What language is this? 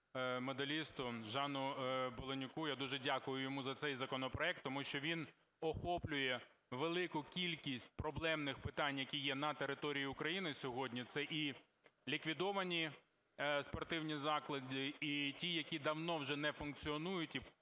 Ukrainian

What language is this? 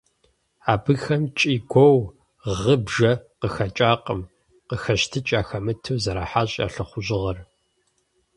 Kabardian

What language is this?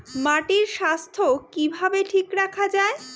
Bangla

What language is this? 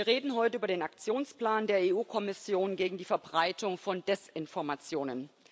German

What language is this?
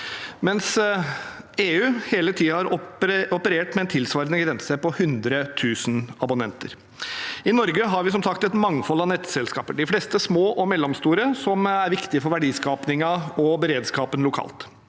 Norwegian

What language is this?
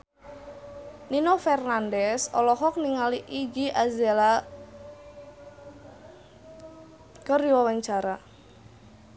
Sundanese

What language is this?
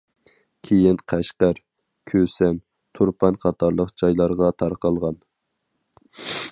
Uyghur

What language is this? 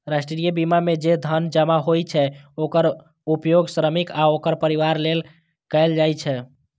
Maithili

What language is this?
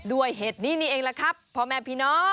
Thai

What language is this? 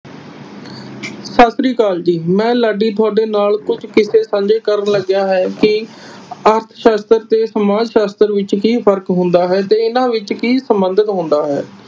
Punjabi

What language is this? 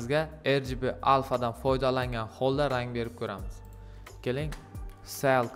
Turkish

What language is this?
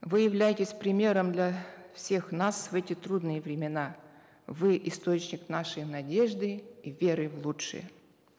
Kazakh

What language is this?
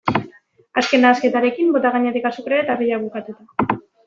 Basque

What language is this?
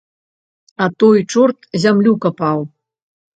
Belarusian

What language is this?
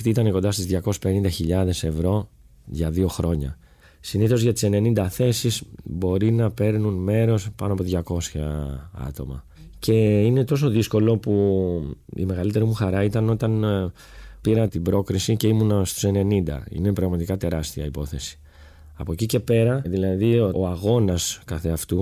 Greek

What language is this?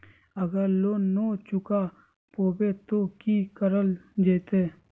Magahi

